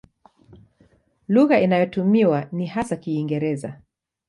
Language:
Swahili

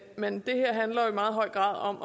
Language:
Danish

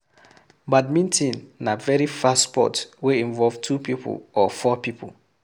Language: Nigerian Pidgin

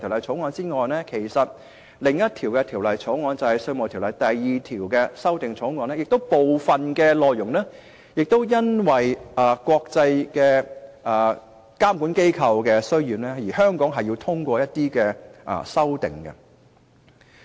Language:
Cantonese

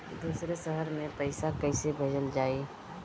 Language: Bhojpuri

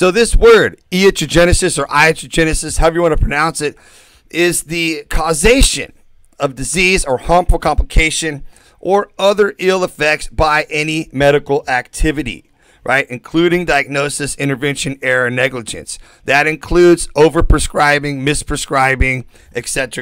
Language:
English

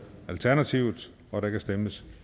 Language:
Danish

